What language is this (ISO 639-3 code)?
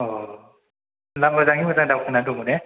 brx